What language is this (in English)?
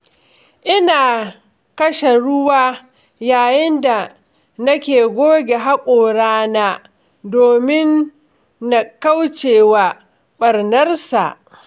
Hausa